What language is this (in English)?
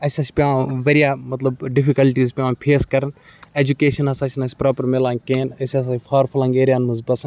Kashmiri